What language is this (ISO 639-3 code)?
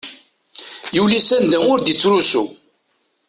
kab